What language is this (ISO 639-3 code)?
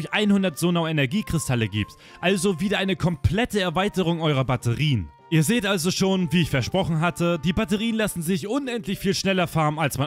deu